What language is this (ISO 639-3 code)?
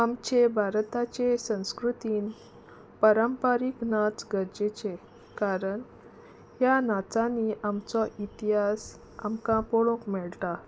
kok